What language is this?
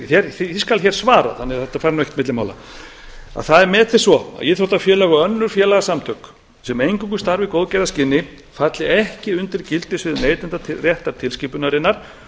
Icelandic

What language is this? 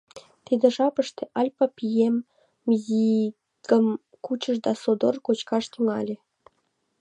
Mari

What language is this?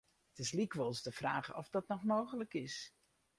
Western Frisian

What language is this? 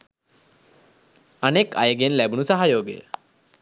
Sinhala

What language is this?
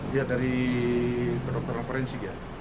Indonesian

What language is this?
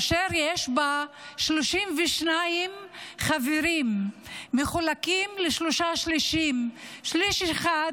Hebrew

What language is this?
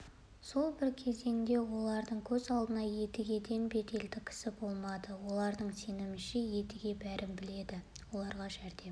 Kazakh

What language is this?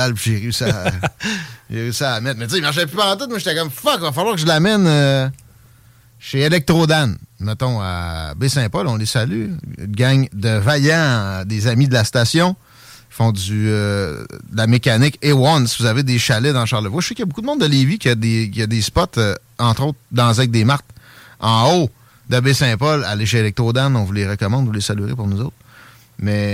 French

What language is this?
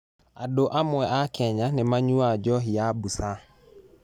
Kikuyu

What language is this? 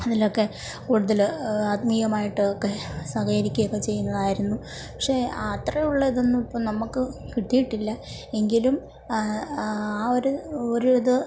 Malayalam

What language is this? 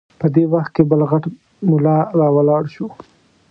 Pashto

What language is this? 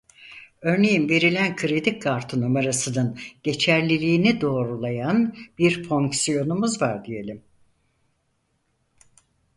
Turkish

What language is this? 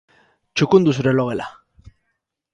Basque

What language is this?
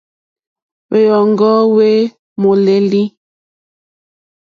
Mokpwe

